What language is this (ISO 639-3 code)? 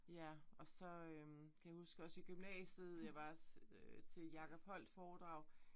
dan